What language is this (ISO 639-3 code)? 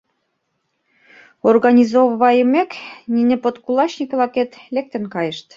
chm